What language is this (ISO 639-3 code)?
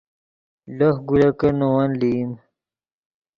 ydg